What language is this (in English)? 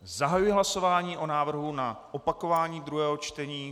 Czech